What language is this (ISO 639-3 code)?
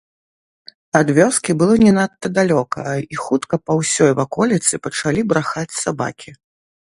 bel